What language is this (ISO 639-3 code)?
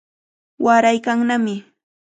qvl